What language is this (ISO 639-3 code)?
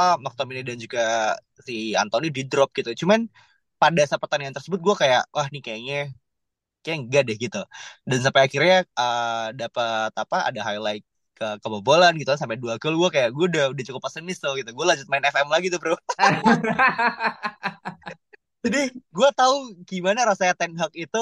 ind